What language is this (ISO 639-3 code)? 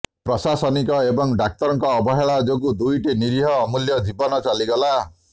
ori